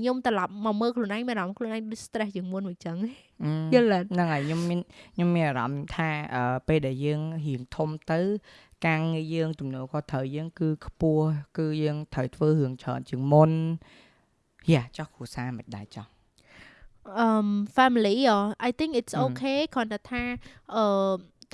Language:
Vietnamese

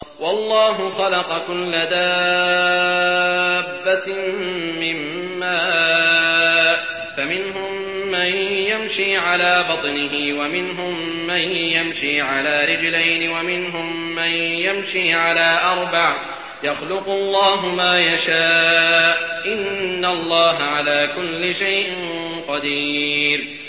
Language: Arabic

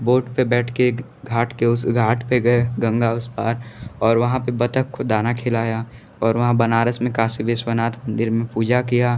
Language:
Hindi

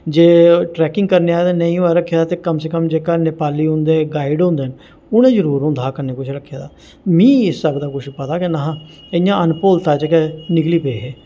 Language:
Dogri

